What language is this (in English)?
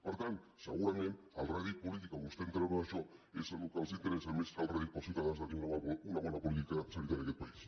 Catalan